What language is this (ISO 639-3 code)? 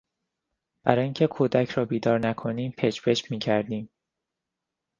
fas